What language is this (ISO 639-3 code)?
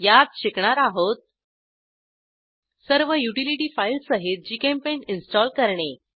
mar